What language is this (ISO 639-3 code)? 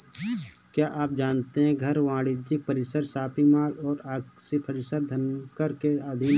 hin